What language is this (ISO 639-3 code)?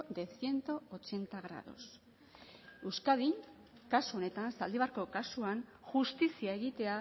eus